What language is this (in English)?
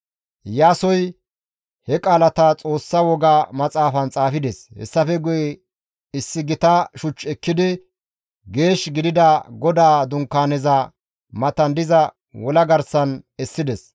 Gamo